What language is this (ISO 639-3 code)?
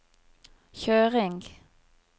nor